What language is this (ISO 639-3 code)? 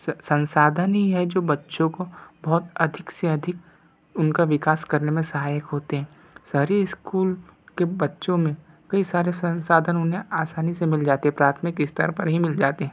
hin